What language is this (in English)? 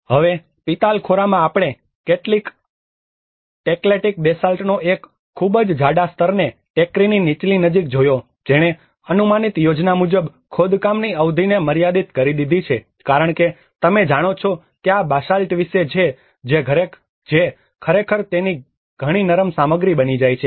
Gujarati